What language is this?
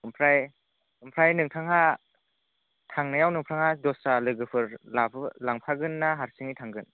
Bodo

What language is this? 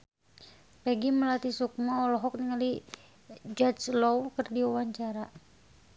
Sundanese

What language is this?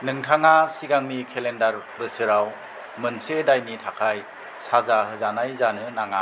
Bodo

